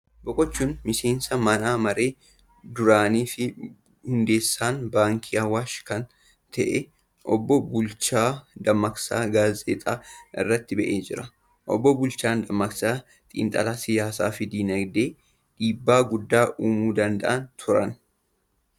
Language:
Oromo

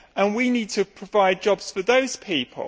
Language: English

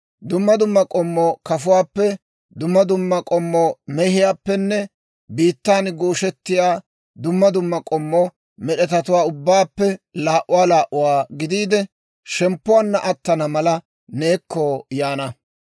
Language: Dawro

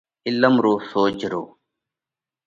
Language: Parkari Koli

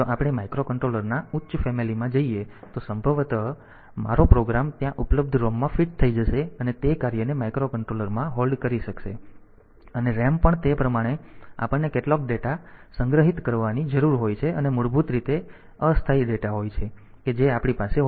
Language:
Gujarati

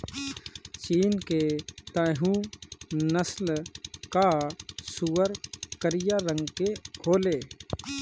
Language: Bhojpuri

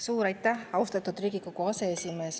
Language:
Estonian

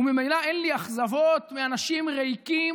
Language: Hebrew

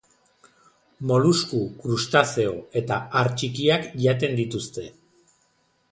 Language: Basque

